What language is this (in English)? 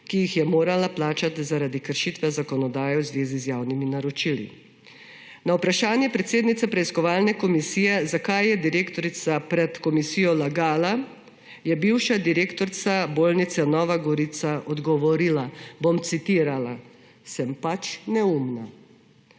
Slovenian